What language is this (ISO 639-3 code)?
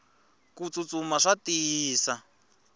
tso